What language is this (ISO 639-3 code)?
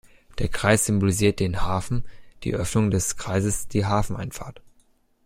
deu